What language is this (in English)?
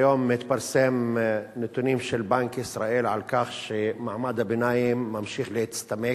Hebrew